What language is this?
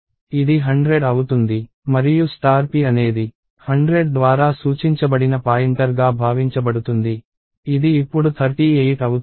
Telugu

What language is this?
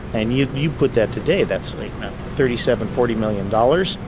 English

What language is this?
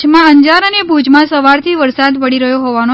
Gujarati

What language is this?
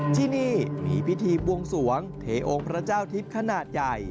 Thai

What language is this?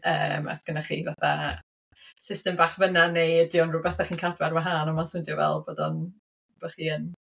Welsh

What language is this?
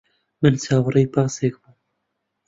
Central Kurdish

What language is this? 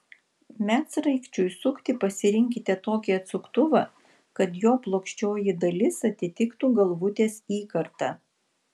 Lithuanian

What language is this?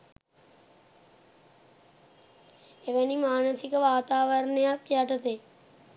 Sinhala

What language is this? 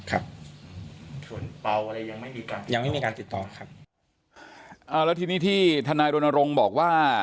Thai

